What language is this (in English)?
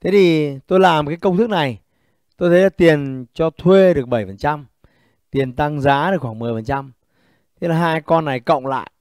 Vietnamese